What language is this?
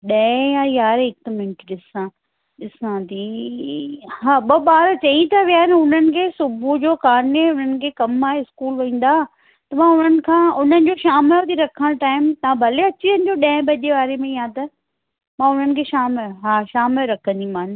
Sindhi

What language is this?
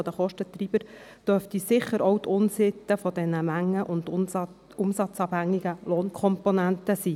Swiss German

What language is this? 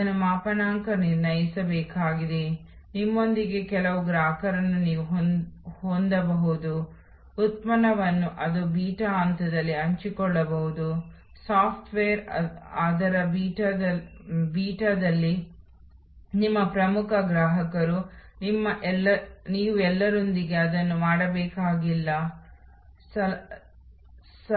Kannada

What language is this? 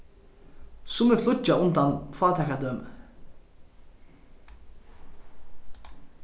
Faroese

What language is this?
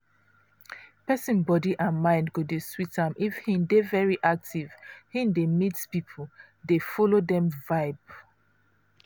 Nigerian Pidgin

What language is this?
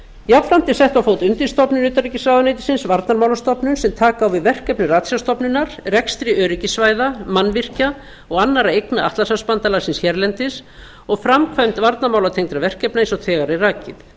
Icelandic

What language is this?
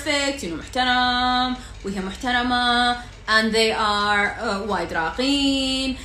Arabic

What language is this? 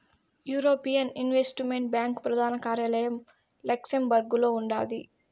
Telugu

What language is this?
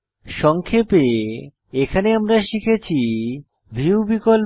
Bangla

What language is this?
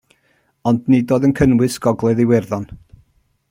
Welsh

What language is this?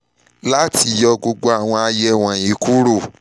Yoruba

